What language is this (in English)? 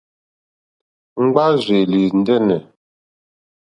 Mokpwe